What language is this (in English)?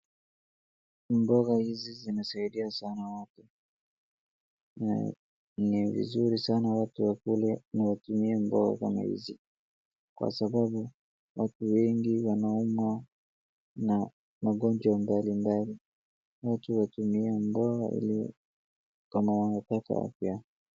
Swahili